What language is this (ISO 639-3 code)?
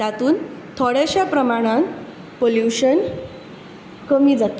kok